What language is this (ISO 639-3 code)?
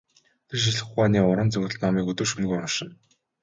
mon